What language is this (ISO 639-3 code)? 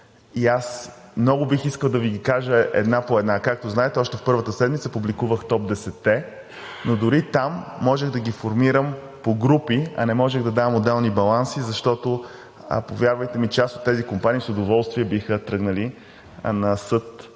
bul